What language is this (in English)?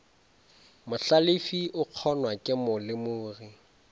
Northern Sotho